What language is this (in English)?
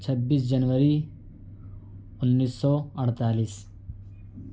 Urdu